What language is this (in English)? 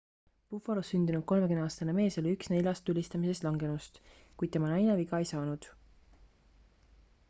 Estonian